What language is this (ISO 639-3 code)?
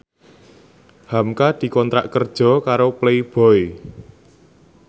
jav